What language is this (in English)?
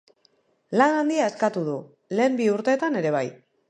Basque